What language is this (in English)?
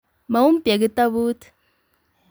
Kalenjin